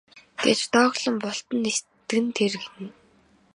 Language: Mongolian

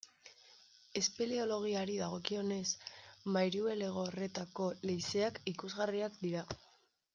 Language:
Basque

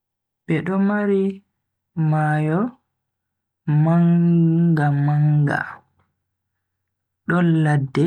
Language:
Bagirmi Fulfulde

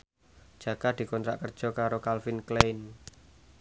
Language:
Javanese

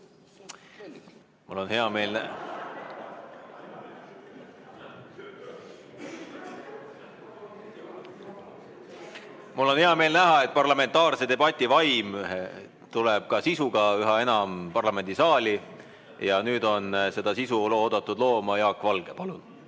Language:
Estonian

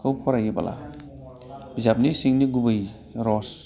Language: Bodo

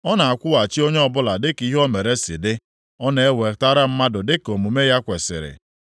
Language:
Igbo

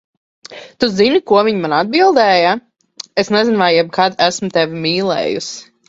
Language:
Latvian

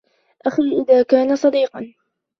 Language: Arabic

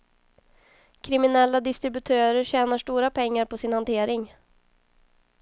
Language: Swedish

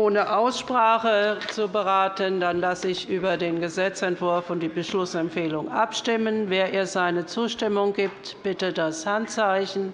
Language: German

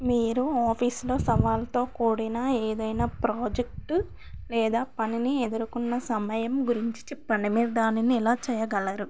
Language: Telugu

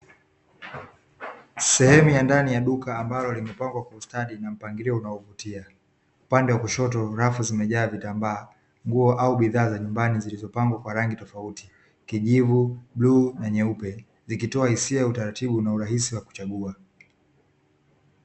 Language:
Swahili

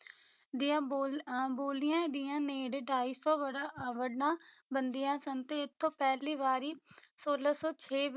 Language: Punjabi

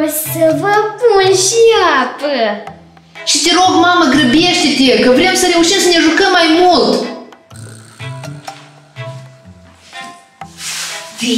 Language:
Romanian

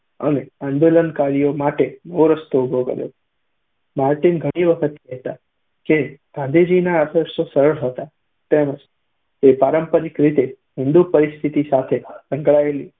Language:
Gujarati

